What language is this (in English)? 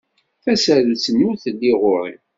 Kabyle